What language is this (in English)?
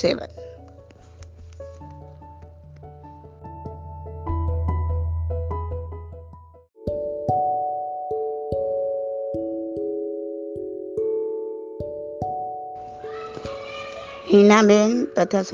Gujarati